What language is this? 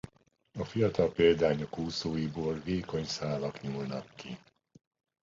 Hungarian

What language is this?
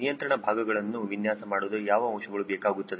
Kannada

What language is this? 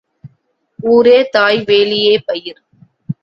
Tamil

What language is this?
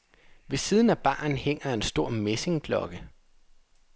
Danish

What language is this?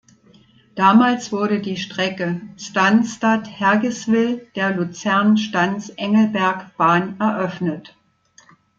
German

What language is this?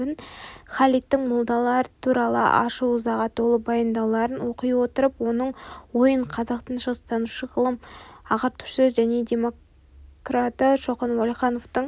Kazakh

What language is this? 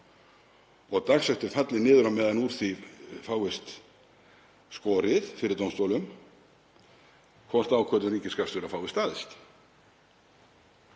Icelandic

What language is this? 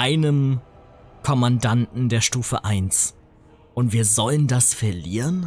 German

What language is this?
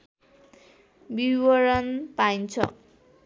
Nepali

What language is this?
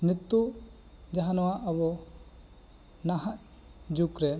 Santali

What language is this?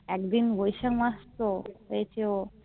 Bangla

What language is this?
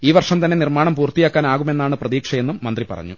Malayalam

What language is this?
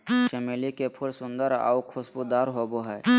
Magahi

